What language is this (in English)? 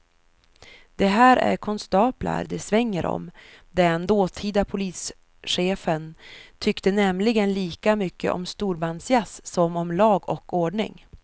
Swedish